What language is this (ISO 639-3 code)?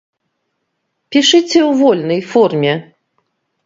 bel